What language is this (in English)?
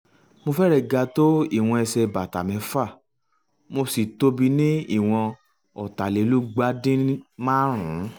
Yoruba